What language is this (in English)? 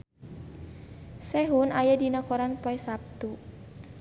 Sundanese